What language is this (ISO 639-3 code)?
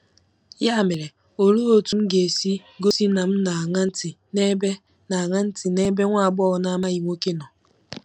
ibo